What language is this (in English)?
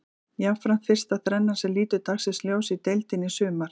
Icelandic